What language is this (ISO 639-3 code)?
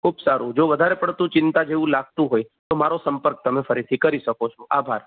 guj